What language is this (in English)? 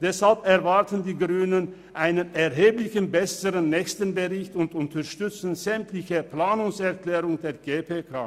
Swiss German